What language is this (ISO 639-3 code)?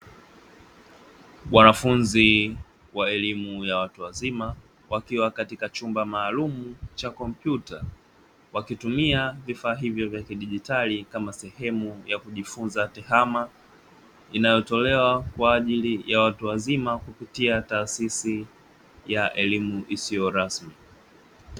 swa